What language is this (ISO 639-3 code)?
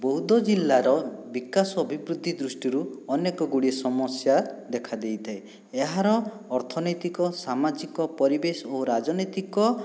ori